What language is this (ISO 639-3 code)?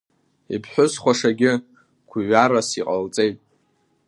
abk